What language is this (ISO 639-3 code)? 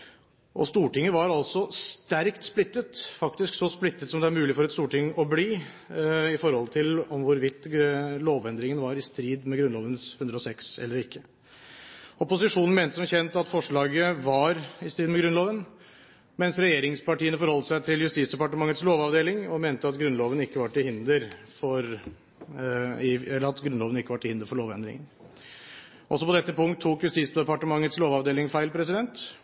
nob